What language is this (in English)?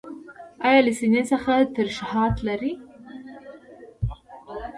Pashto